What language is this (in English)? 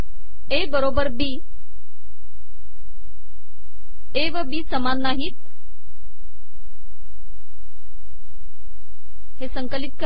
Marathi